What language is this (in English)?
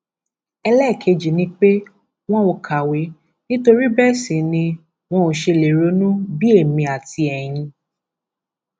Yoruba